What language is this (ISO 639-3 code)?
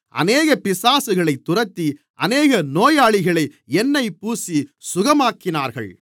tam